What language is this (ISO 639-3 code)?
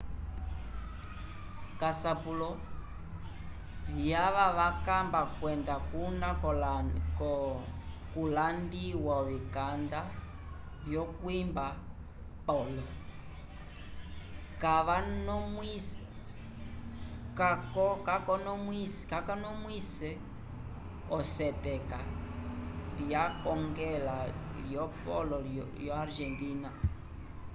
umb